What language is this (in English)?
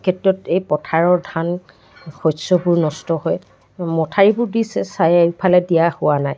Assamese